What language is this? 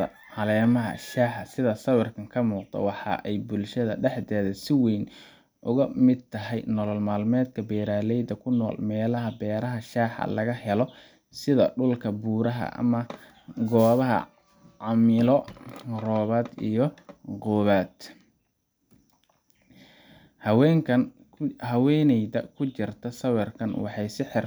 Somali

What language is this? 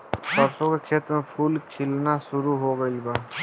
Bhojpuri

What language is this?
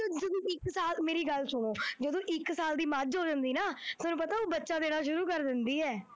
Punjabi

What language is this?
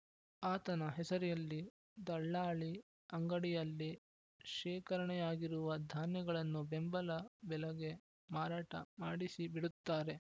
Kannada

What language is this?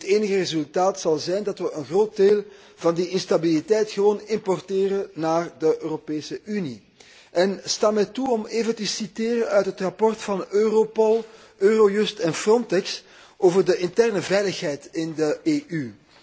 Dutch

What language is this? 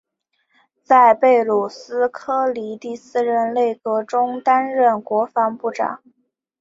Chinese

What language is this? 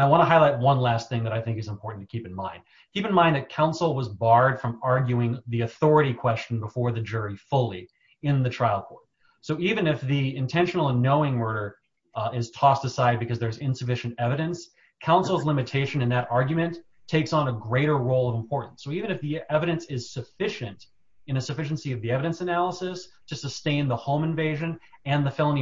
English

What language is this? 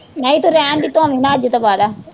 Punjabi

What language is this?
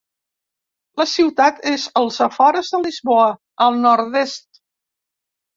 Catalan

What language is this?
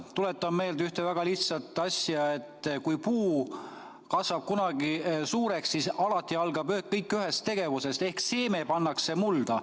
Estonian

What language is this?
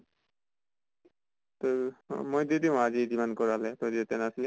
Assamese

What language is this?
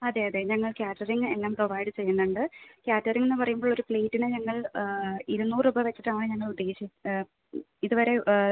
Malayalam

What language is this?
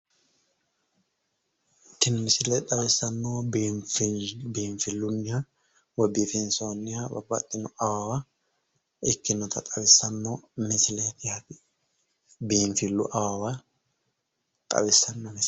Sidamo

